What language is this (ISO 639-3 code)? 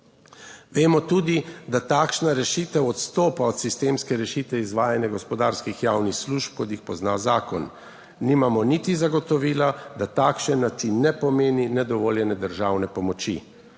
slv